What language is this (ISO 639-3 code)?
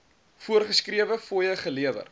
afr